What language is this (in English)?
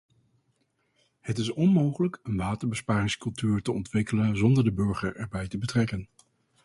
Dutch